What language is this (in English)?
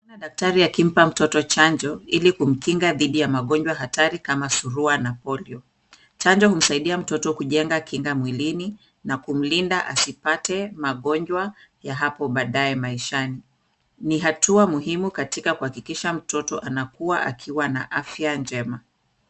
Swahili